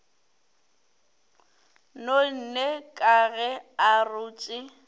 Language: Northern Sotho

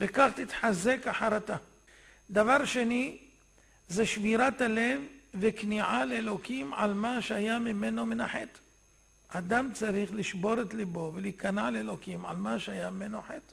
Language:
Hebrew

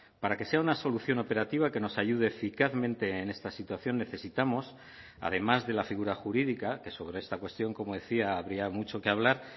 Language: Spanish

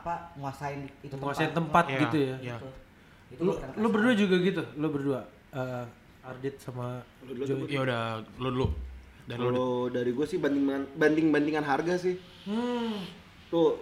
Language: Indonesian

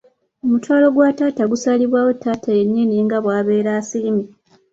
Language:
Ganda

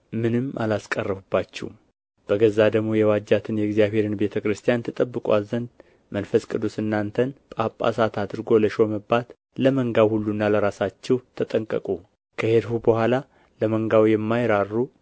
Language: Amharic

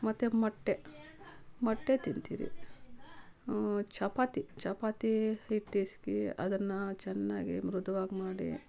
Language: Kannada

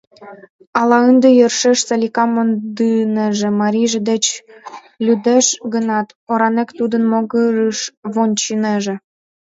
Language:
Mari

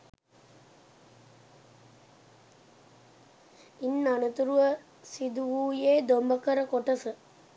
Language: Sinhala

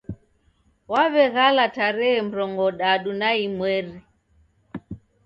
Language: Taita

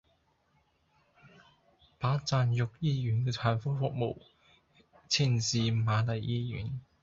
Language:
Cantonese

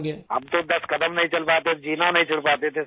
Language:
Hindi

